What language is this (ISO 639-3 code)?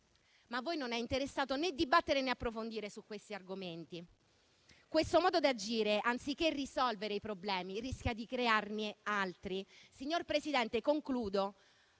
ita